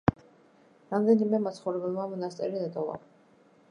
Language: Georgian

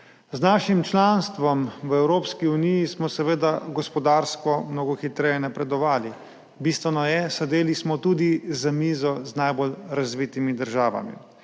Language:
Slovenian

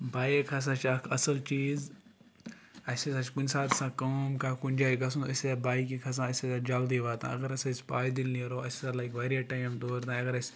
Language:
Kashmiri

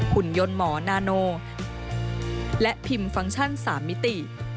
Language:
Thai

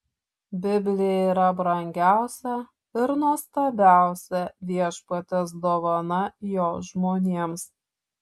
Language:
Lithuanian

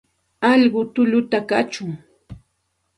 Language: Santa Ana de Tusi Pasco Quechua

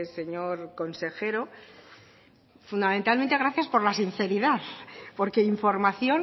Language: Spanish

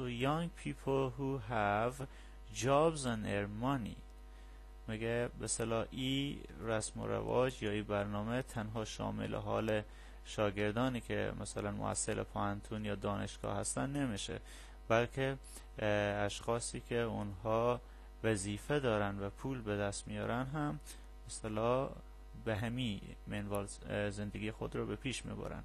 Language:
Persian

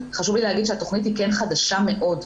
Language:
Hebrew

